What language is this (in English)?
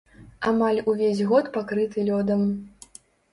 Belarusian